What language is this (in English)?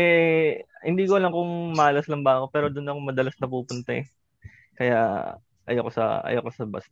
Filipino